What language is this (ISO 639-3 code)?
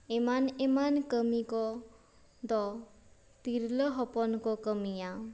sat